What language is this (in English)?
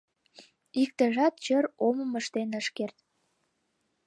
Mari